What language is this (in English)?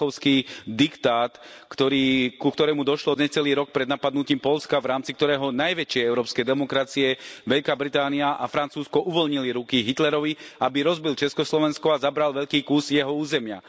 Slovak